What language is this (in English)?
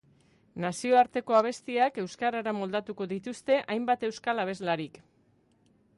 Basque